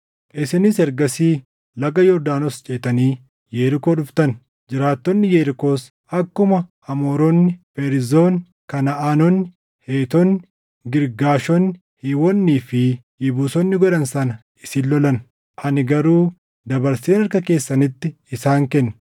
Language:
Oromo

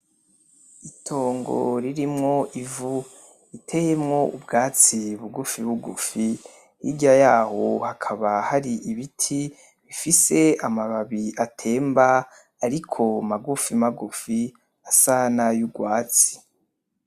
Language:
Rundi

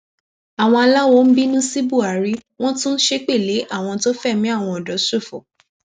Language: Yoruba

